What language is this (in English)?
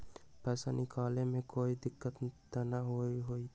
Magahi